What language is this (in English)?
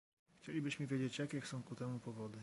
Polish